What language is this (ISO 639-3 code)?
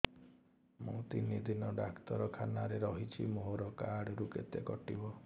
ori